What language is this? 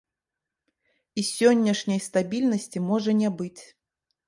Belarusian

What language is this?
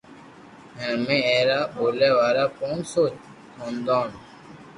Loarki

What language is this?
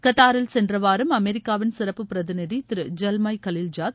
Tamil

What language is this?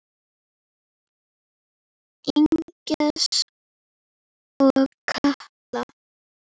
Icelandic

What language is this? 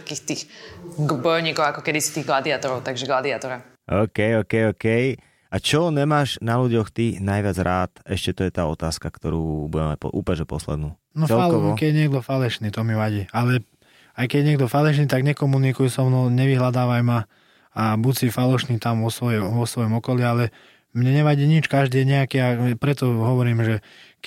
Slovak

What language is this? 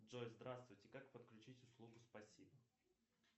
Russian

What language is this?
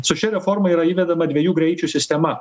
Lithuanian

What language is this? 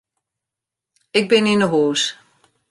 Western Frisian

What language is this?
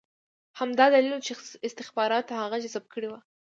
Pashto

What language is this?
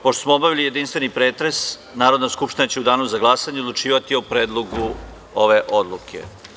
Serbian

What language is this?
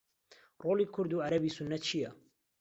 Central Kurdish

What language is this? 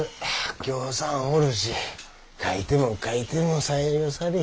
Japanese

